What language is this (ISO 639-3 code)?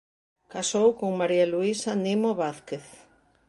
glg